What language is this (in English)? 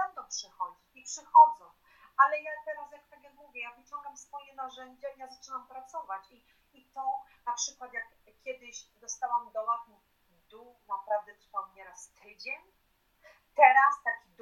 Polish